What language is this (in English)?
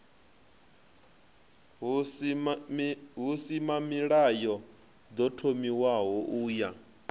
Venda